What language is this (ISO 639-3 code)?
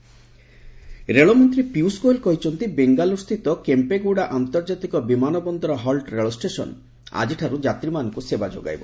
ori